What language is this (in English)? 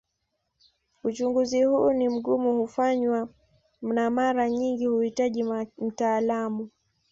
Swahili